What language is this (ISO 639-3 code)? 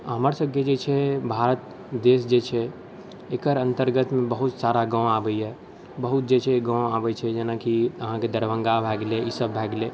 mai